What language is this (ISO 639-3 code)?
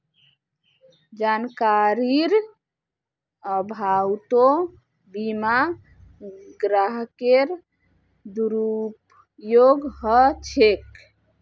mag